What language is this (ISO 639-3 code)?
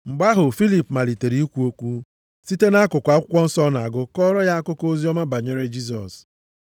ibo